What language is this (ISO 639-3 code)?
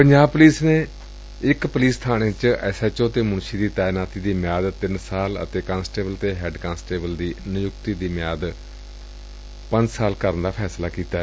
pan